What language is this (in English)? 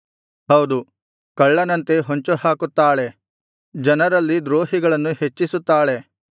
Kannada